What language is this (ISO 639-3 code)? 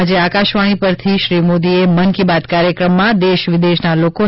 guj